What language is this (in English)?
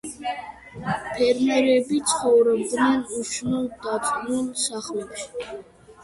Georgian